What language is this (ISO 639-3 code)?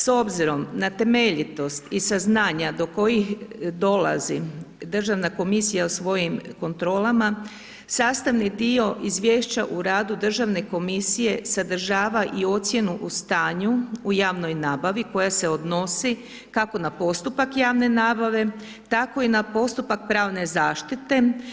hrv